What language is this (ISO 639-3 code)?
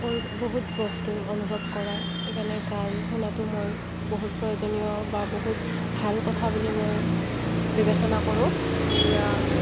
asm